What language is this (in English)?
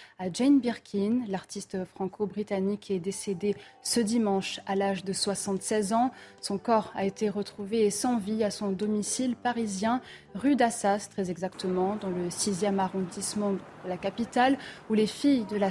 French